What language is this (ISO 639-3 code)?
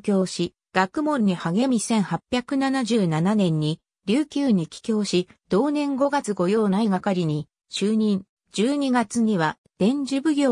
jpn